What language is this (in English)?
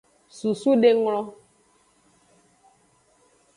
Aja (Benin)